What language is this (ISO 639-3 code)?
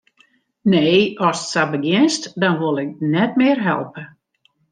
fry